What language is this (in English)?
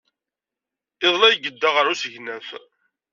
Kabyle